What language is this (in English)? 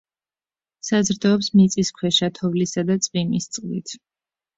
Georgian